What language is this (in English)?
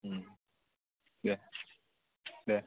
Bodo